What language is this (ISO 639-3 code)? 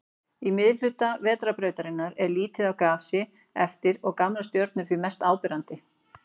isl